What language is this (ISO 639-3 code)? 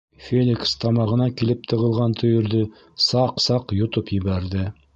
bak